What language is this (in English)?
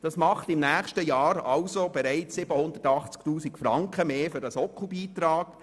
Swiss German